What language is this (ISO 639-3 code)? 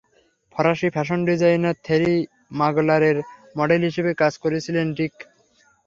ben